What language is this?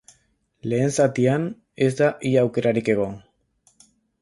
Basque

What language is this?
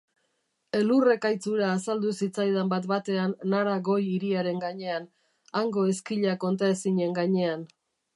Basque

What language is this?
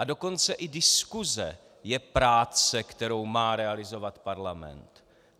Czech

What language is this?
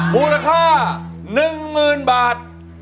Thai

